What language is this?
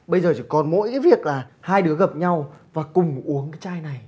Vietnamese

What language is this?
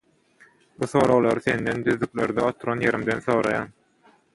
Turkmen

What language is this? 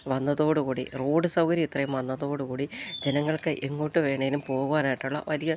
Malayalam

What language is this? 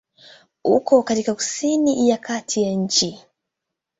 Swahili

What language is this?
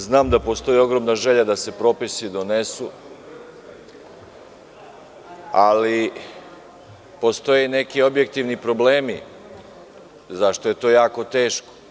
Serbian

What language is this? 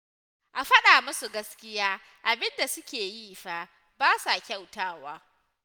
Hausa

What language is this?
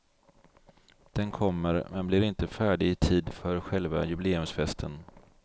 Swedish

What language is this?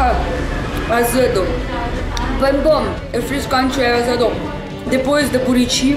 Portuguese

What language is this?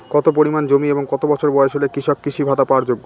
Bangla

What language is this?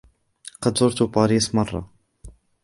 Arabic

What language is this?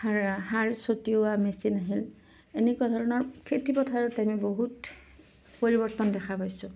Assamese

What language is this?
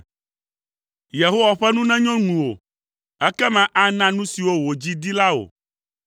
Ewe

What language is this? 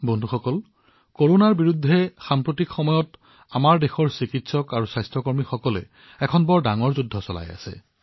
Assamese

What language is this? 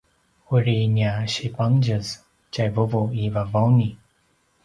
Paiwan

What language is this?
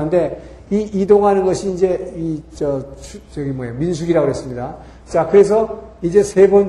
Korean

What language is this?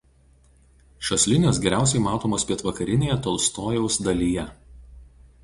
Lithuanian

